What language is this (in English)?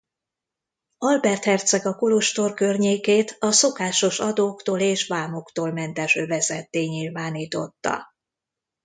Hungarian